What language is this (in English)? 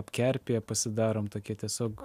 Lithuanian